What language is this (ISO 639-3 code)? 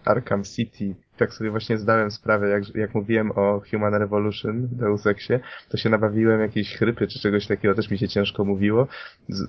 pol